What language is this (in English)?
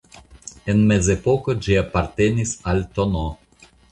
Esperanto